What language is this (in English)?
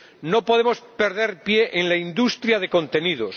Spanish